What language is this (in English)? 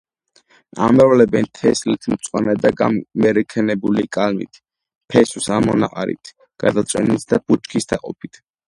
Georgian